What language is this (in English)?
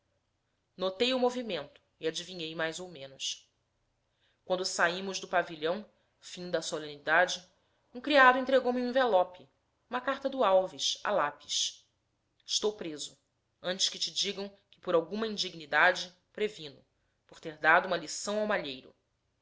Portuguese